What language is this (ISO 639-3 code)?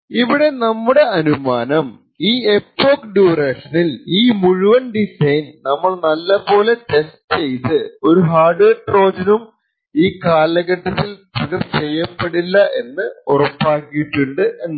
mal